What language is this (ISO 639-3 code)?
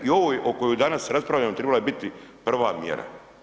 hrv